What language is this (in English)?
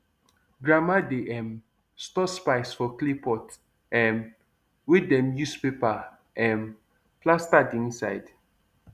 Nigerian Pidgin